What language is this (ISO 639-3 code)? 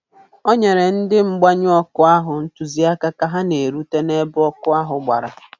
ibo